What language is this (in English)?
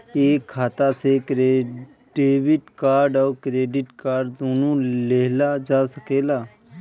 Bhojpuri